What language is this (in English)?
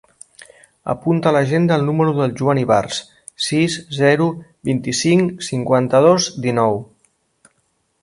Catalan